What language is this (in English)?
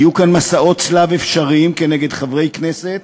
Hebrew